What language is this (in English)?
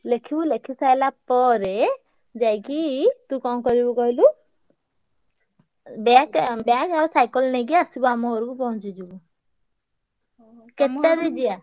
Odia